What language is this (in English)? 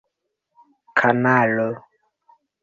Esperanto